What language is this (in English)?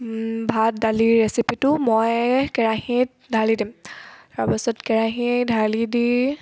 Assamese